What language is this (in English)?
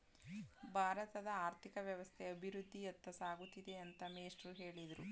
Kannada